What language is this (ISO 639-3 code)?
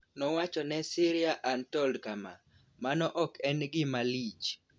luo